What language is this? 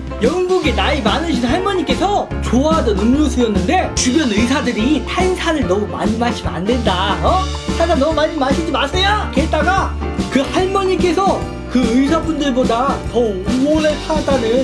Korean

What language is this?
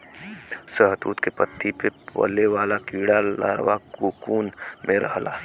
Bhojpuri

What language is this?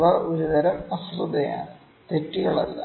Malayalam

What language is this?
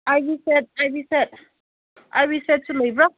Manipuri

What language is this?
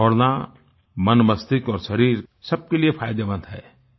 Hindi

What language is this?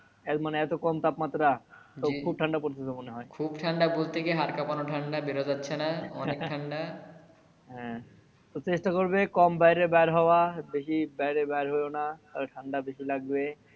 Bangla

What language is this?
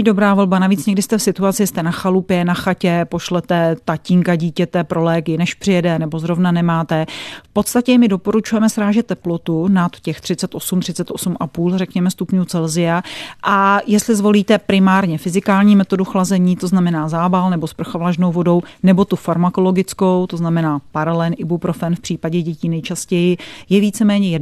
Czech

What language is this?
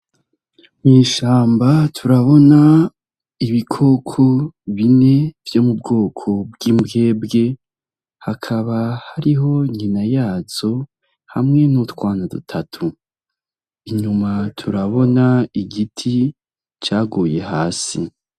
Rundi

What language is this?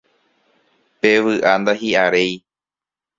Guarani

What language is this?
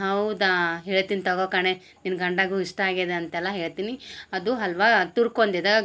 Kannada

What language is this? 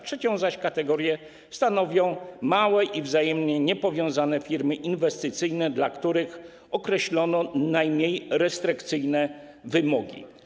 Polish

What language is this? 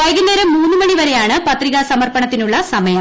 Malayalam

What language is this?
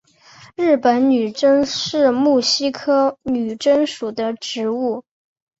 Chinese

